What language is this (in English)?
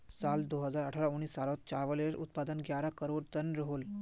Magahi